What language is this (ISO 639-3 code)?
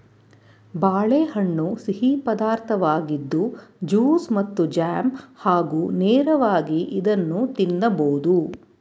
kan